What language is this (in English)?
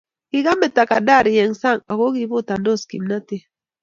Kalenjin